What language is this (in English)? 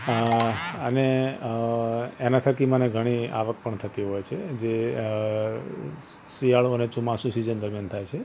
Gujarati